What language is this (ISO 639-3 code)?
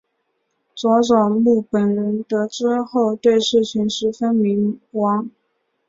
zho